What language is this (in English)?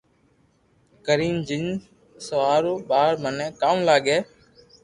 Loarki